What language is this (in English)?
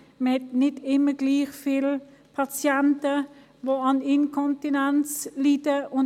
Swiss German